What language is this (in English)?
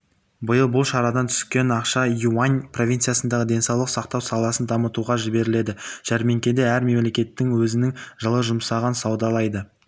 Kazakh